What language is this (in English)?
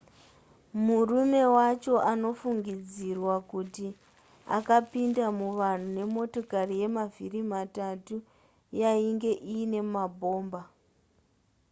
Shona